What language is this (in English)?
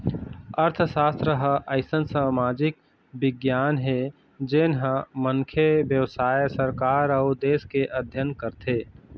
Chhattisgarhi